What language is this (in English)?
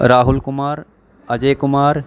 Punjabi